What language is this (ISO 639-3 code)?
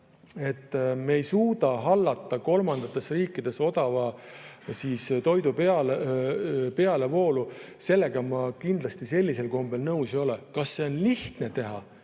est